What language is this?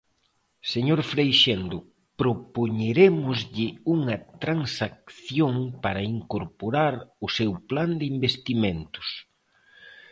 Galician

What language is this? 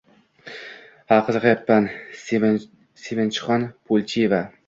Uzbek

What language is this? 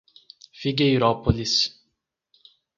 Portuguese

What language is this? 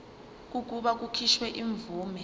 Zulu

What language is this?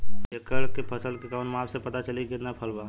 Bhojpuri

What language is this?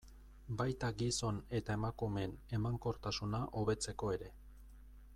Basque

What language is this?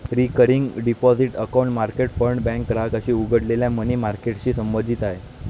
Marathi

